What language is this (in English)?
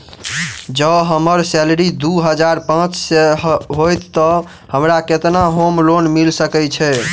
Maithili